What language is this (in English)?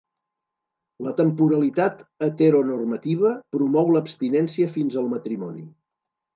Catalan